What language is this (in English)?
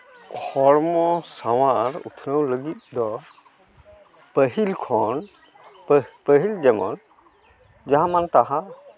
Santali